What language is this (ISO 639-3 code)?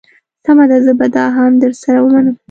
pus